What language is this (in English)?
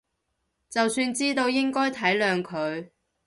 Cantonese